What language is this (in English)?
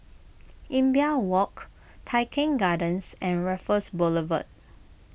English